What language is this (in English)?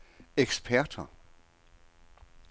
Danish